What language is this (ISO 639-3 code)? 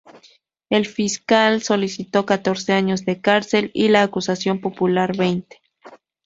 spa